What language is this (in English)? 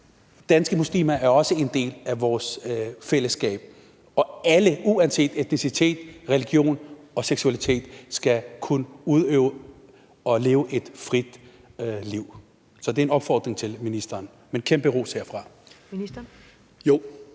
Danish